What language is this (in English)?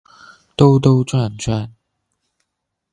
Chinese